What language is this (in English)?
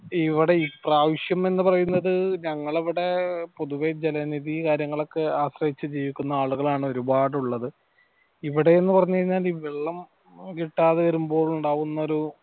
Malayalam